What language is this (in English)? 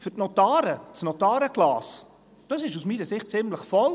Swiss German